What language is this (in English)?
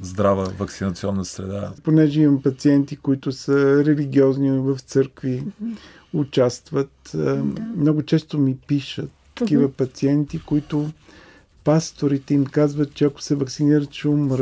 Bulgarian